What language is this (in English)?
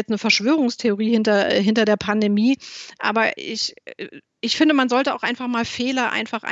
German